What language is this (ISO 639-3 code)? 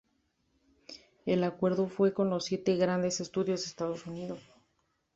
spa